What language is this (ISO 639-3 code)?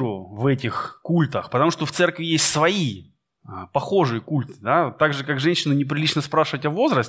rus